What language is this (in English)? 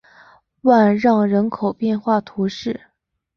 Chinese